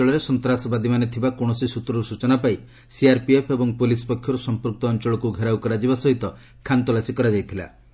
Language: Odia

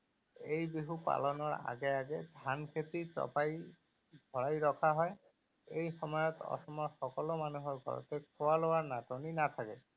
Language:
Assamese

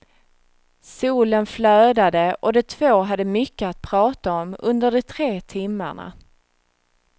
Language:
Swedish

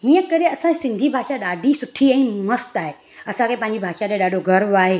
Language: Sindhi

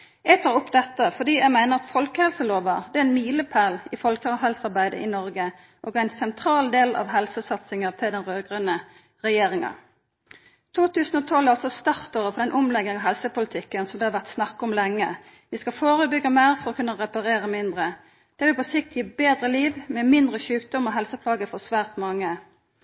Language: Norwegian Nynorsk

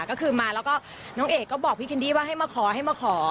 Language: Thai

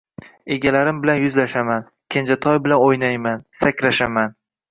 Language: Uzbek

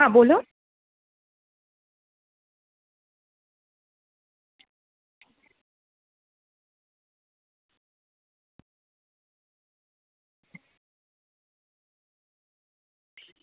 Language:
Gujarati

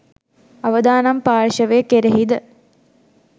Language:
Sinhala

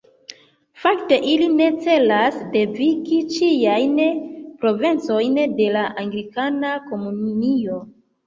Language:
Esperanto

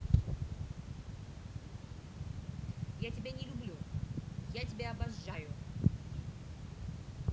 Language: Russian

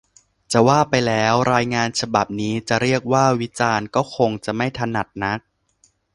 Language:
Thai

